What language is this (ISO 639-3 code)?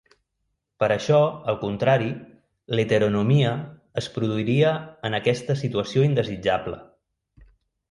cat